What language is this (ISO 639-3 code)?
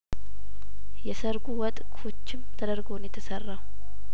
amh